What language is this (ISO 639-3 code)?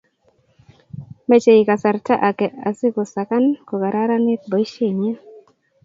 kln